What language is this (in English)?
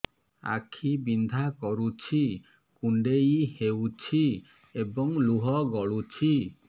Odia